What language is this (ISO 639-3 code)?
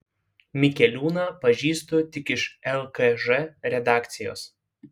lit